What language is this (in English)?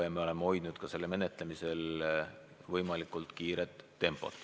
Estonian